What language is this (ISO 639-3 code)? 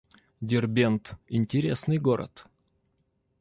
rus